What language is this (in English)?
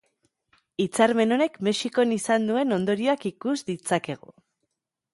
Basque